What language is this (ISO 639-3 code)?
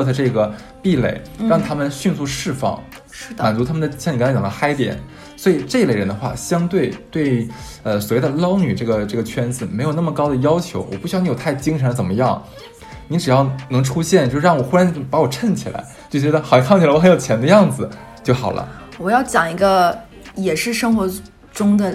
zho